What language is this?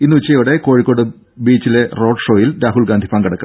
Malayalam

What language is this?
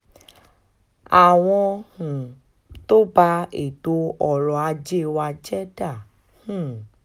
Yoruba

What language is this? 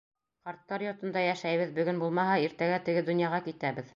Bashkir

